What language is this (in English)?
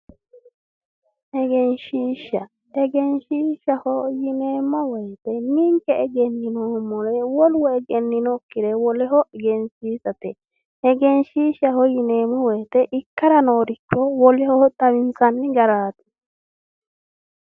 Sidamo